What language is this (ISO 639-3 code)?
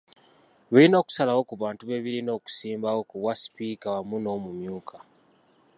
lug